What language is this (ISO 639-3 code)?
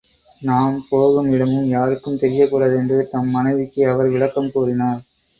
tam